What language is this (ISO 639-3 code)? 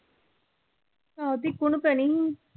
pan